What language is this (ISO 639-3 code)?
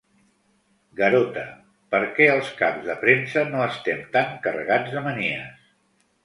cat